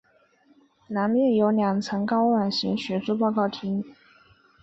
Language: Chinese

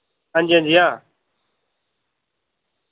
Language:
Dogri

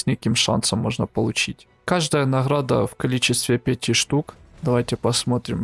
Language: Russian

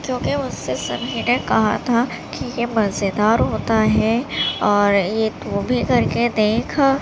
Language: Urdu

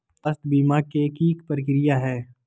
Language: Magahi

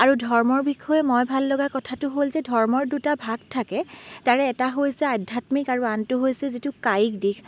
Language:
Assamese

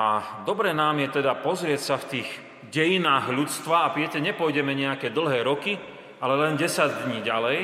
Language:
Slovak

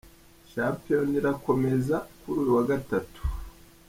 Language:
Kinyarwanda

